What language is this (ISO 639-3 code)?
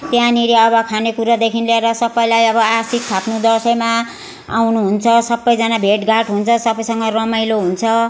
nep